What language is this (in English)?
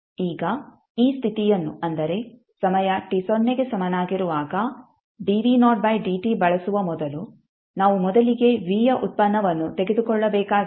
Kannada